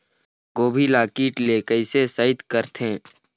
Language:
Chhattisgarhi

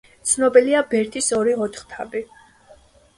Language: Georgian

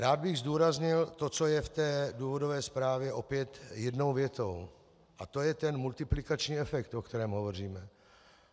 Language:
Czech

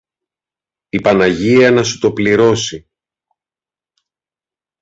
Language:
Greek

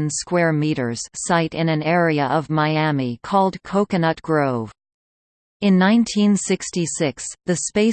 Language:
English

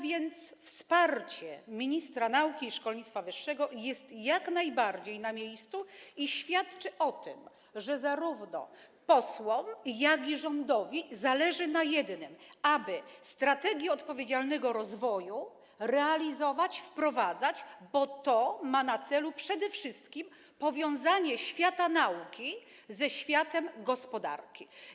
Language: Polish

